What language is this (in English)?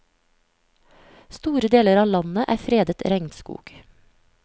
Norwegian